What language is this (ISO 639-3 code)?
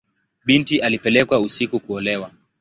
swa